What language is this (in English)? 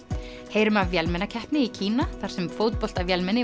Icelandic